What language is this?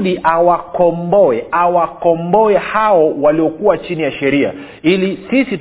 Swahili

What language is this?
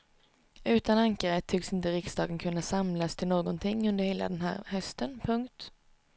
Swedish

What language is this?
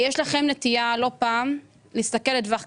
Hebrew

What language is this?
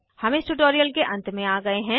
Hindi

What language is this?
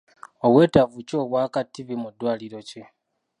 Ganda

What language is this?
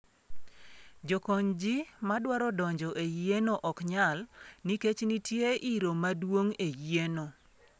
Luo (Kenya and Tanzania)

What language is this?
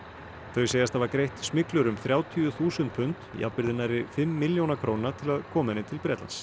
Icelandic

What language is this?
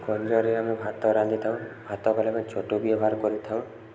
Odia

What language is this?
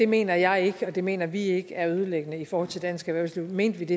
Danish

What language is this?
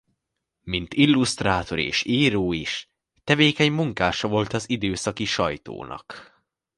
Hungarian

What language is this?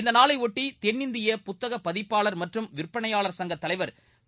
Tamil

